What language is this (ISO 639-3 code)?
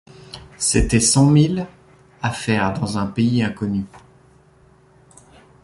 fra